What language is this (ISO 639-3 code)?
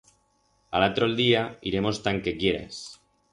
arg